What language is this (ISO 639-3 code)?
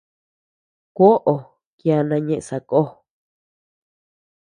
cux